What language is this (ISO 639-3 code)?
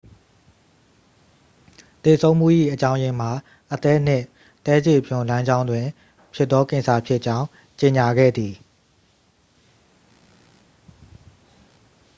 mya